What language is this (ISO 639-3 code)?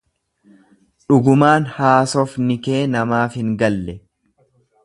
orm